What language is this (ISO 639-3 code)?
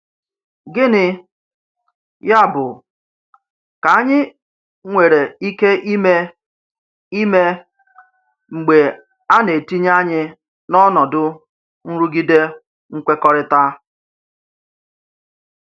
ibo